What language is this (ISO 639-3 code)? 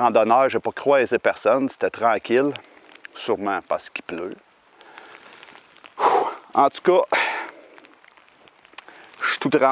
fra